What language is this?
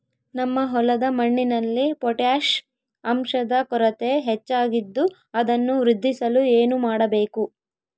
Kannada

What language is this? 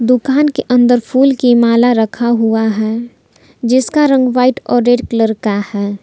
Hindi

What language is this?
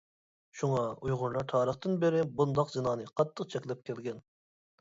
Uyghur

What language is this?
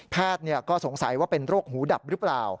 Thai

